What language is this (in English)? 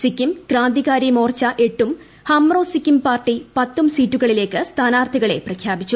Malayalam